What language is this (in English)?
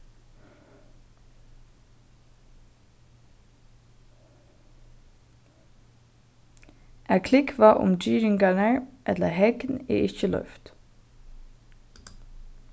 Faroese